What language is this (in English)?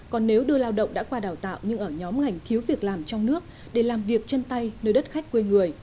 Vietnamese